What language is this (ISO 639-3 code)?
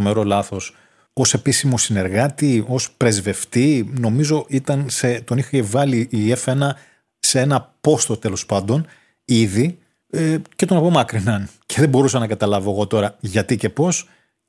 ell